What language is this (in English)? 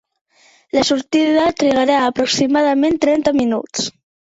Catalan